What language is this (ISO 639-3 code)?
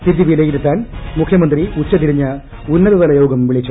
mal